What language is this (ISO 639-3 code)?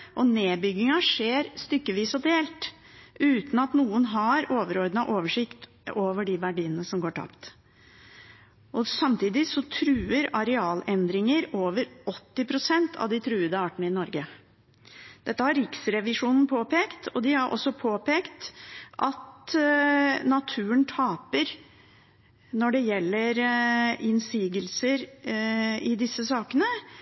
nob